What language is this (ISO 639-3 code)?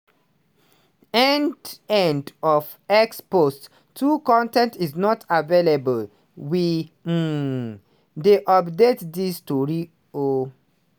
pcm